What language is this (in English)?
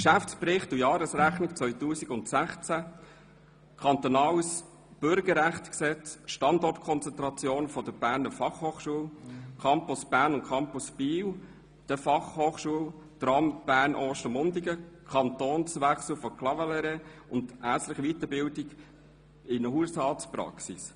Swiss German